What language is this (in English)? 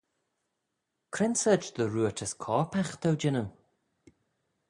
Manx